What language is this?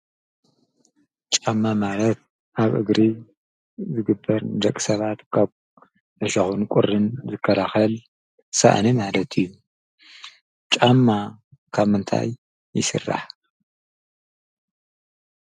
Tigrinya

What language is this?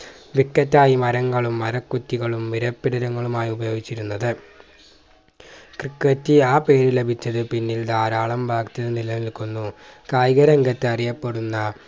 Malayalam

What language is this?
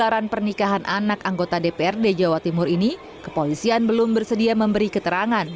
Indonesian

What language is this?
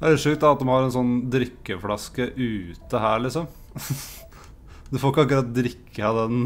Norwegian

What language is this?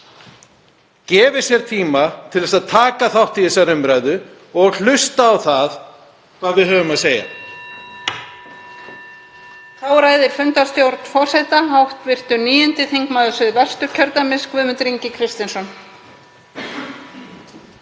Icelandic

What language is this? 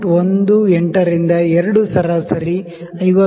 Kannada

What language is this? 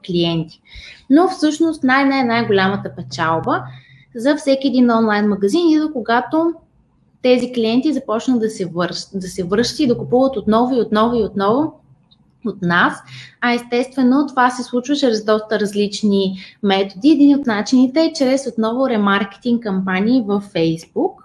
Bulgarian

